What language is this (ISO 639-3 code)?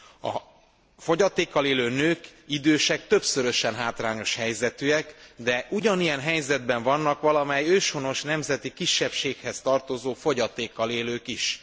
hun